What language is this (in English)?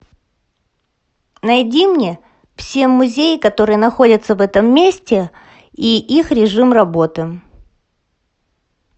Russian